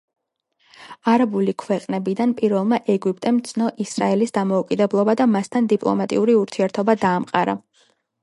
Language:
Georgian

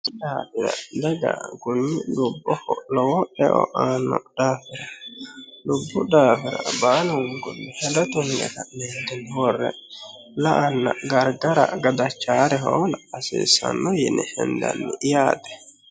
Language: Sidamo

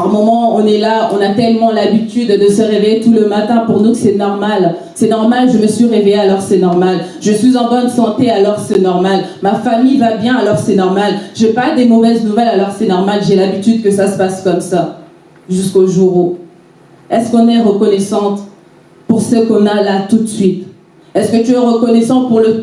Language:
French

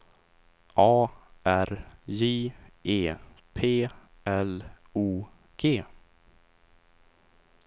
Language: Swedish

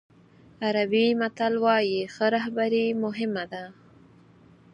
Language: Pashto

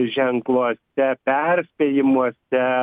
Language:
Lithuanian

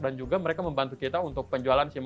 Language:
Indonesian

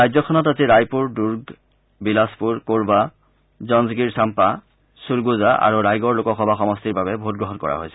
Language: Assamese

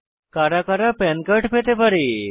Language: Bangla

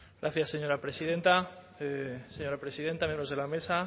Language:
Spanish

